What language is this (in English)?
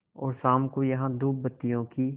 Hindi